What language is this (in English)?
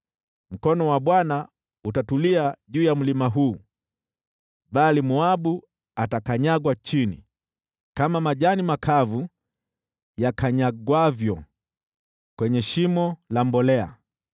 Swahili